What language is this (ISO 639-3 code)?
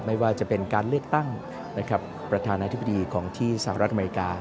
tha